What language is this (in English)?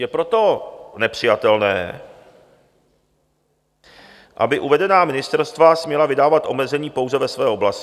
Czech